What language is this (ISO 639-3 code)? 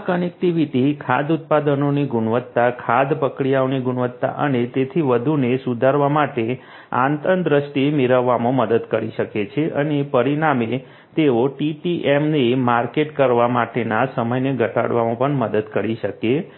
guj